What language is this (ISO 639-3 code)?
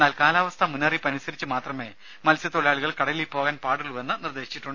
mal